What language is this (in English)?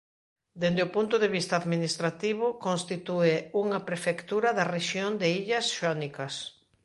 Galician